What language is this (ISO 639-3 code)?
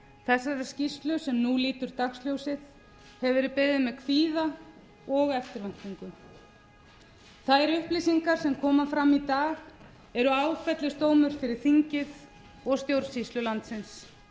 isl